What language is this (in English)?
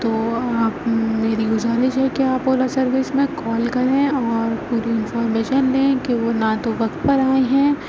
Urdu